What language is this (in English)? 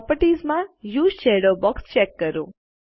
Gujarati